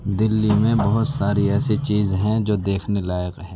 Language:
Urdu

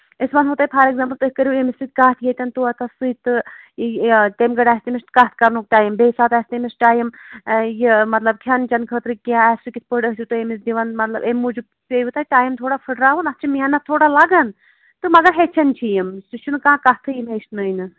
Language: Kashmiri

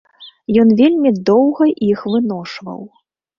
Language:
Belarusian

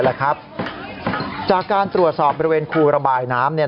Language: Thai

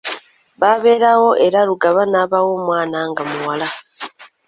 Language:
Ganda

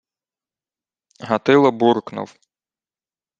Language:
Ukrainian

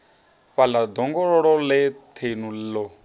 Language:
Venda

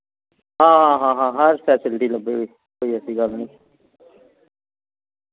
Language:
Dogri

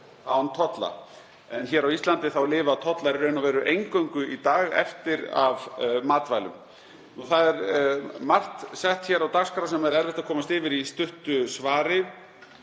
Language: Icelandic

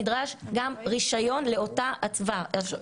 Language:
Hebrew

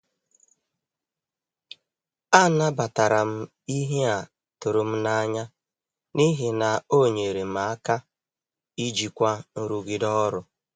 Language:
Igbo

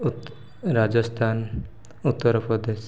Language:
Odia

